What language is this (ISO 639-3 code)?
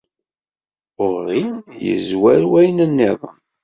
kab